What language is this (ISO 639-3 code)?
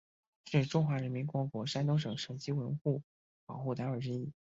zho